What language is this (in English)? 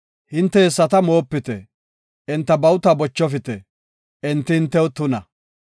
Gofa